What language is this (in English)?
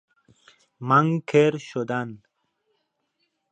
Persian